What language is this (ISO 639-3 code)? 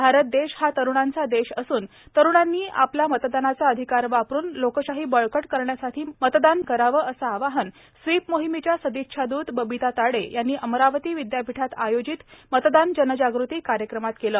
mar